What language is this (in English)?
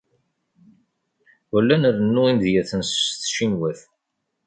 Kabyle